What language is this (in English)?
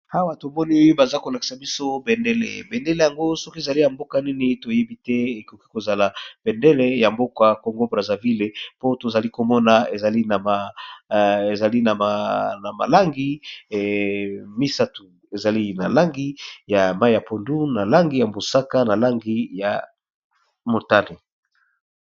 Lingala